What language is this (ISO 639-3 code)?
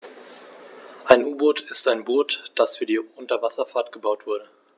deu